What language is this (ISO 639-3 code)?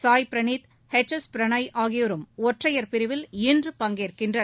tam